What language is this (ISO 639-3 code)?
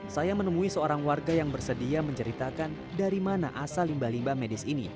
ind